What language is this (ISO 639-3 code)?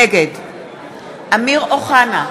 heb